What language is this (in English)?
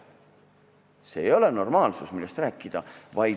Estonian